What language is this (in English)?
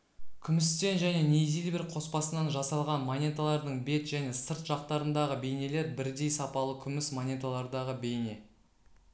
Kazakh